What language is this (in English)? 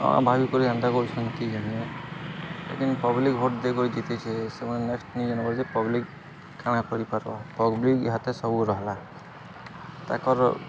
Odia